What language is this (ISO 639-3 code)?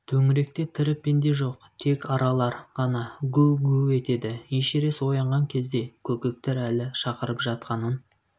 kaz